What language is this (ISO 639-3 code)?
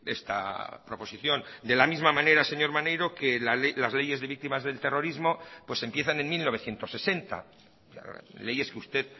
spa